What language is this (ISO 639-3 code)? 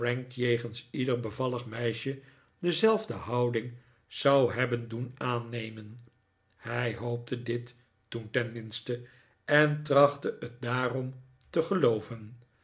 nld